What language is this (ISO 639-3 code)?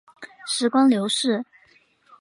zho